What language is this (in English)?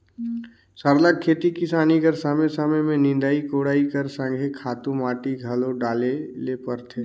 Chhattisgarhi